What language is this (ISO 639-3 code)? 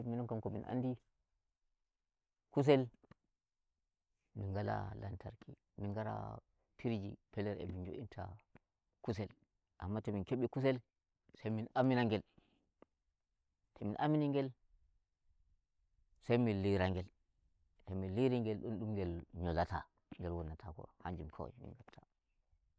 fuv